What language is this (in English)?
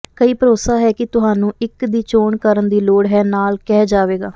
Punjabi